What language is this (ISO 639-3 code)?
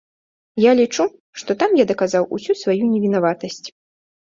bel